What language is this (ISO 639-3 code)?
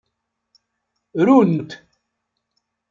kab